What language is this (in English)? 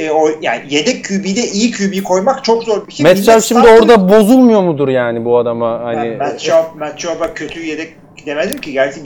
Turkish